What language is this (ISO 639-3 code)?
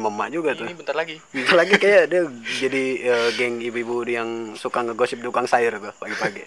ind